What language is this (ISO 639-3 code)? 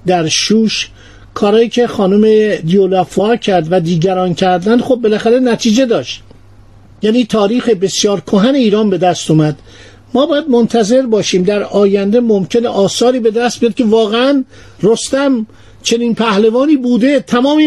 fas